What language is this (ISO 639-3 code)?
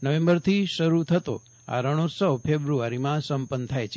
guj